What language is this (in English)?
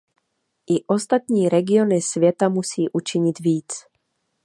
Czech